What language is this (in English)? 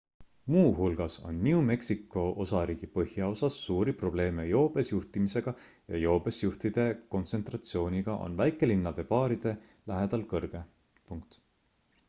Estonian